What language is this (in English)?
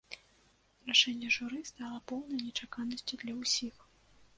Belarusian